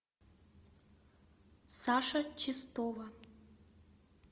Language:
Russian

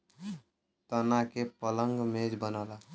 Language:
Bhojpuri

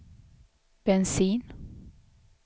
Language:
Swedish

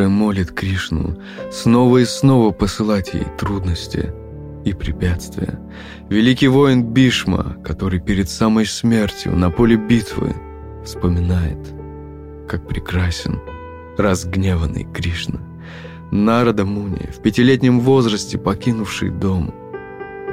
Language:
Russian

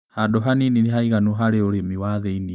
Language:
Kikuyu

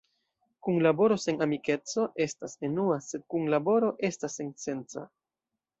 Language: Esperanto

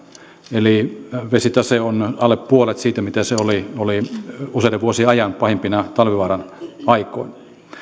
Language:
Finnish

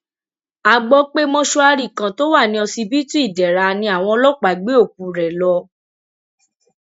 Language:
Yoruba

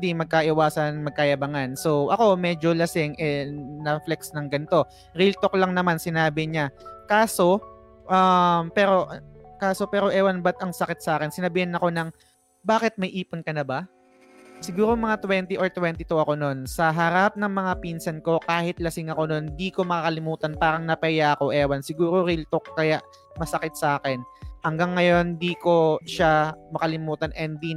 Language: Filipino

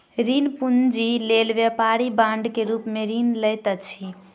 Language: Maithili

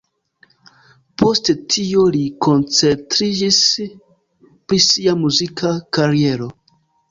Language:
Esperanto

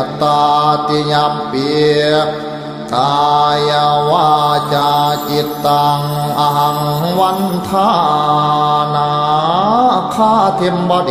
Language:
Thai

